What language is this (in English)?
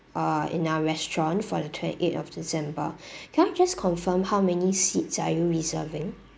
English